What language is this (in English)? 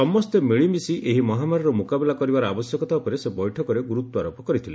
Odia